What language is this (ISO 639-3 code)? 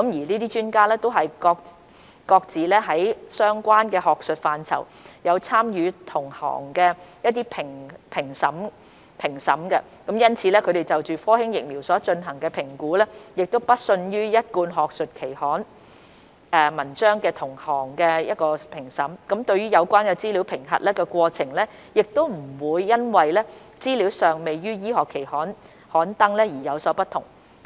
yue